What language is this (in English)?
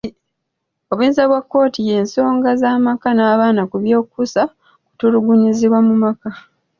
Ganda